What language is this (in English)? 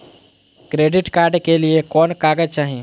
Magahi